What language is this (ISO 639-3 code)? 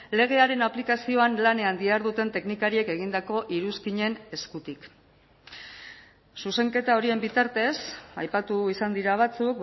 eus